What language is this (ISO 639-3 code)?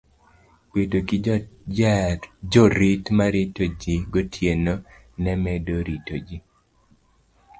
luo